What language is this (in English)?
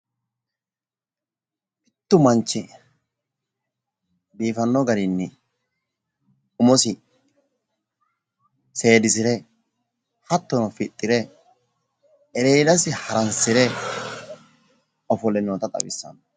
Sidamo